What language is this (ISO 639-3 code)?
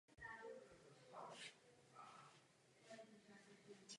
ces